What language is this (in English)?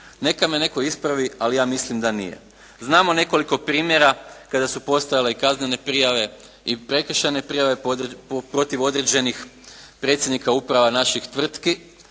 Croatian